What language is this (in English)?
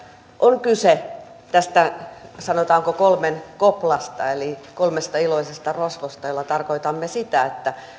Finnish